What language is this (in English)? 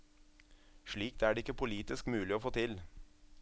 Norwegian